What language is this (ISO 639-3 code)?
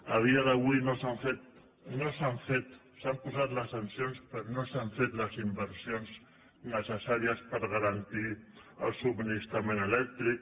cat